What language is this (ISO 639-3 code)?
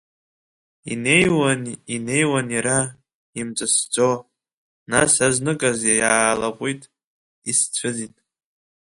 abk